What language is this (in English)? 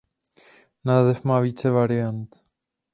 Czech